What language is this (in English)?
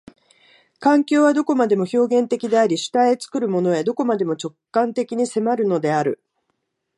Japanese